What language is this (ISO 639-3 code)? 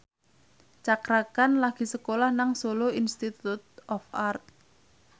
jav